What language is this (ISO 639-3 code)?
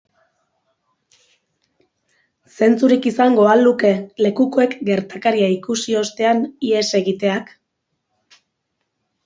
eus